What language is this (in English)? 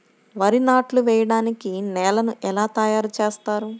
Telugu